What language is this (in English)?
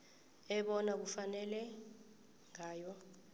South Ndebele